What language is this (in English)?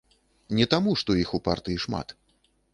Belarusian